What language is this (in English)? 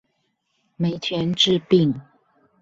Chinese